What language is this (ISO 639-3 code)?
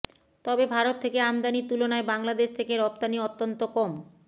ben